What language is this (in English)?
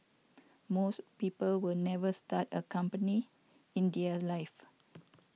English